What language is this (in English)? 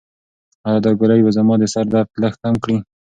Pashto